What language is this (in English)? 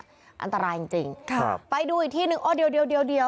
Thai